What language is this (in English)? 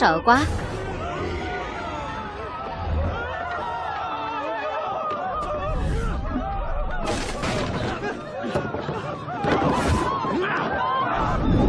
Vietnamese